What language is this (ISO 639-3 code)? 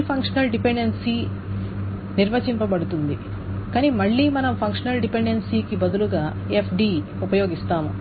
tel